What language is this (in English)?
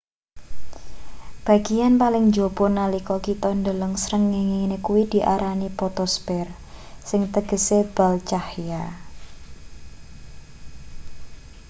Javanese